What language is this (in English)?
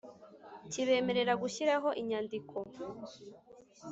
Kinyarwanda